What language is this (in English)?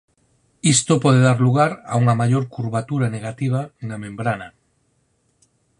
Galician